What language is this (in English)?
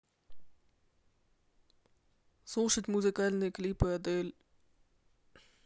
Russian